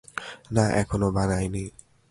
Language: Bangla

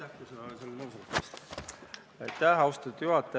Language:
Estonian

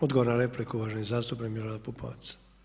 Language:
Croatian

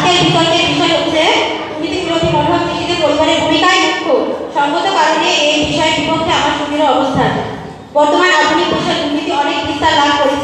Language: Vietnamese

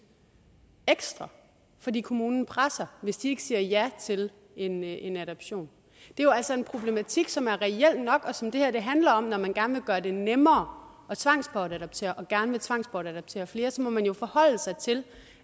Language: Danish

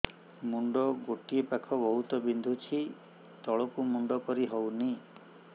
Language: Odia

